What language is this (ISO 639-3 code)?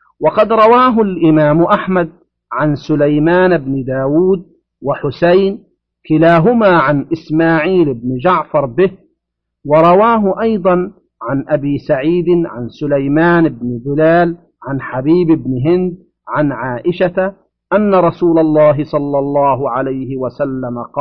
ara